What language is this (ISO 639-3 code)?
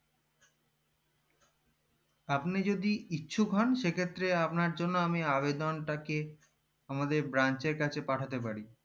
ben